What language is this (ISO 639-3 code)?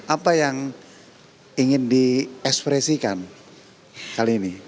ind